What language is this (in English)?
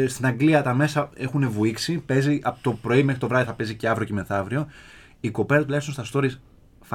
Greek